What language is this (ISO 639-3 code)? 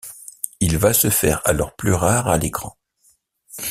fra